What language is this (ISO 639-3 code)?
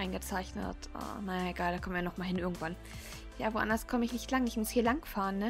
deu